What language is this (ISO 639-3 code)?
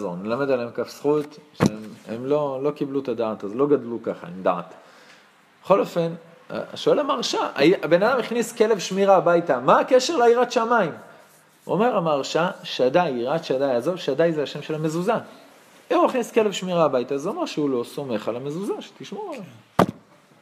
heb